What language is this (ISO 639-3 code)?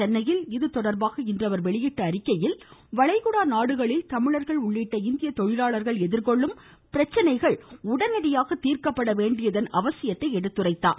tam